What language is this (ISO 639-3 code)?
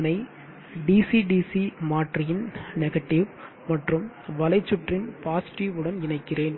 tam